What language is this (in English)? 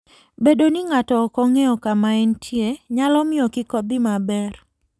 Luo (Kenya and Tanzania)